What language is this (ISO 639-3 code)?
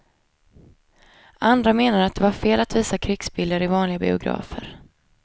swe